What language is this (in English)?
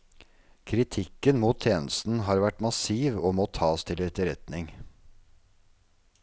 Norwegian